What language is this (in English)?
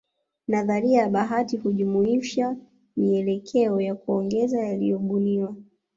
Swahili